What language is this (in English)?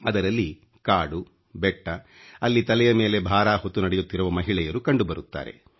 Kannada